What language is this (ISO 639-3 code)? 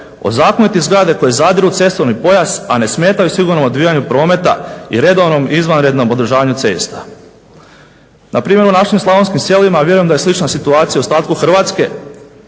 hrv